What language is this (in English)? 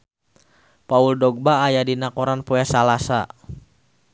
Sundanese